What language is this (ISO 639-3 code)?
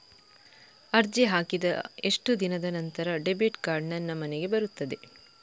kan